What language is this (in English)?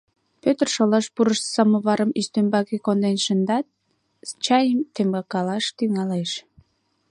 Mari